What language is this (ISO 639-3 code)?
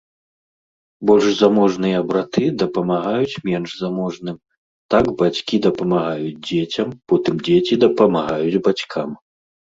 bel